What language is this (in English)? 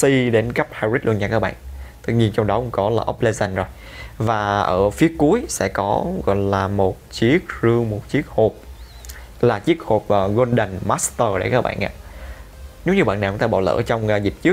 Vietnamese